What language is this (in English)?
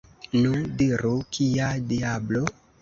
Esperanto